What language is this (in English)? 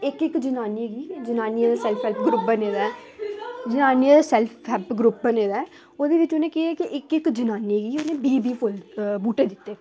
Dogri